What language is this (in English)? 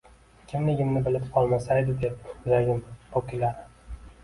Uzbek